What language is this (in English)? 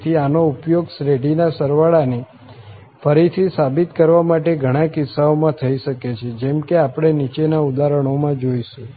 Gujarati